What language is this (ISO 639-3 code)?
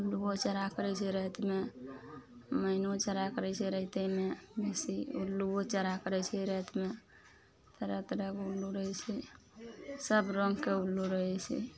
mai